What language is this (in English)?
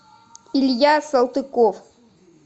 Russian